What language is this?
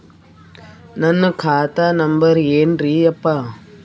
Kannada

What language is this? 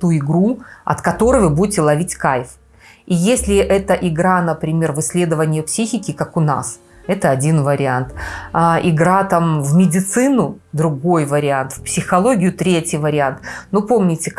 Russian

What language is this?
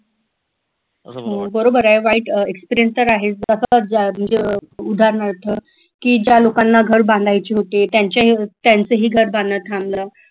Marathi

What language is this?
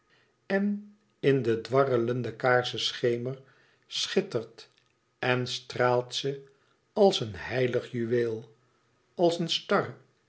Dutch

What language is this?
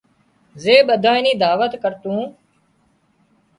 Wadiyara Koli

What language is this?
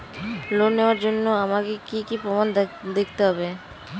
Bangla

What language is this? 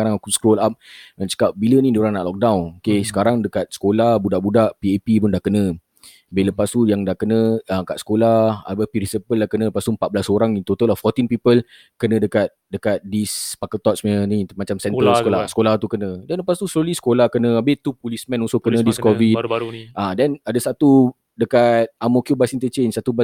Malay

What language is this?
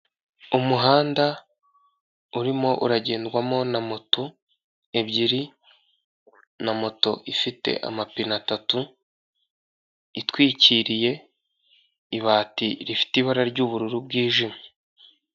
Kinyarwanda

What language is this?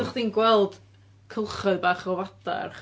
Welsh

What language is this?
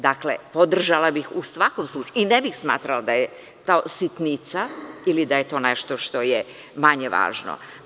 Serbian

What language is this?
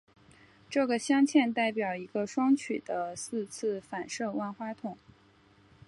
Chinese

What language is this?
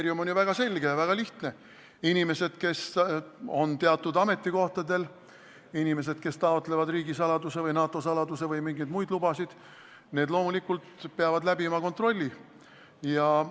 Estonian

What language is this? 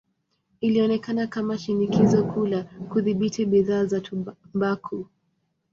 Swahili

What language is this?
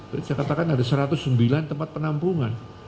Indonesian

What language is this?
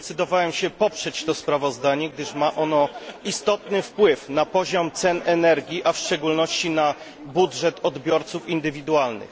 Polish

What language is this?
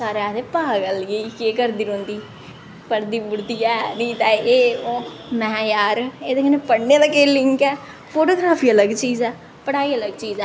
Dogri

